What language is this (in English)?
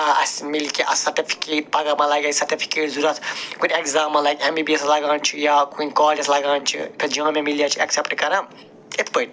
Kashmiri